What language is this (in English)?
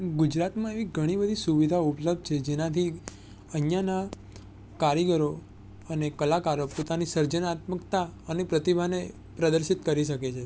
Gujarati